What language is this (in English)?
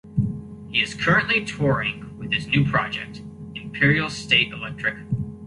English